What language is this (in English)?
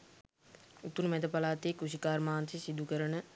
Sinhala